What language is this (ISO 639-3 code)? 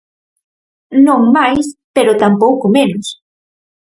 glg